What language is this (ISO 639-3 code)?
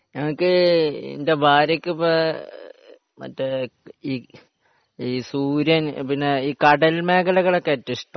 mal